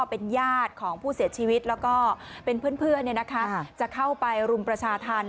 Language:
Thai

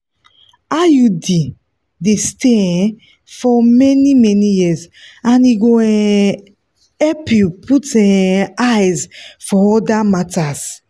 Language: Nigerian Pidgin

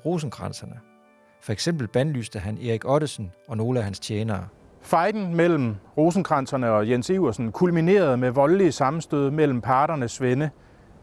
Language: Danish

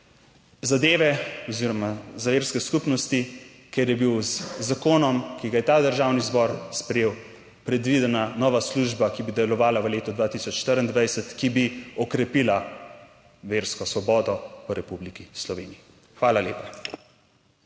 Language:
Slovenian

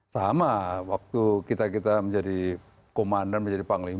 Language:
Indonesian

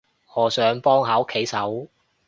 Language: Cantonese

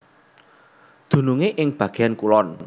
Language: Javanese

